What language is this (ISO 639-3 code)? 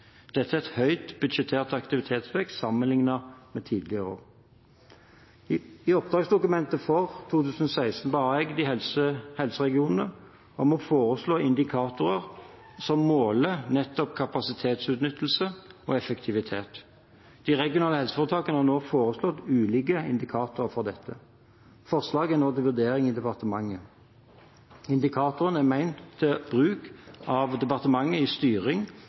nob